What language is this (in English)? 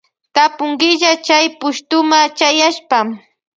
Loja Highland Quichua